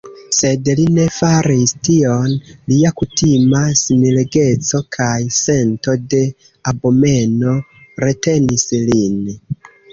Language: Esperanto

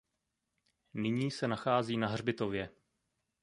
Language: Czech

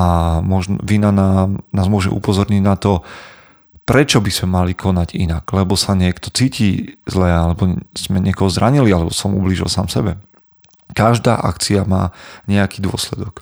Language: Slovak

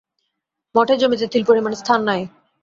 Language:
Bangla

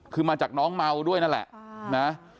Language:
Thai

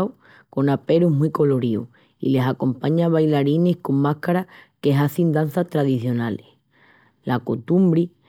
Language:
Extremaduran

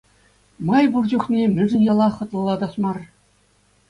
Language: Chuvash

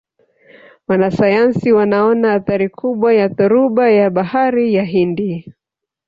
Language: Swahili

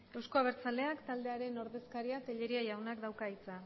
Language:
Basque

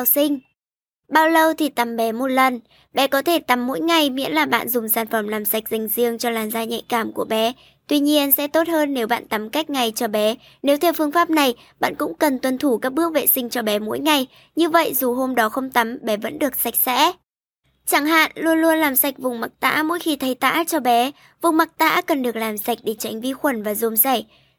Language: Vietnamese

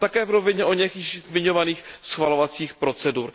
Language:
Czech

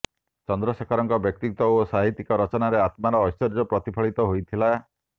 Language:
Odia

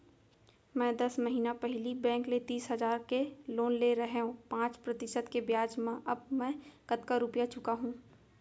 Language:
Chhattisgarhi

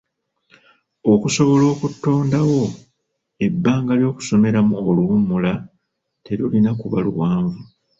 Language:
Ganda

